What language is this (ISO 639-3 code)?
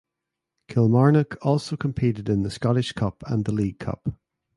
eng